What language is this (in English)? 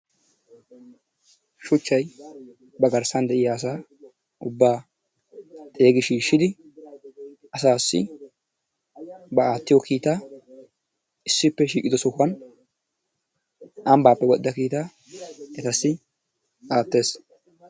Wolaytta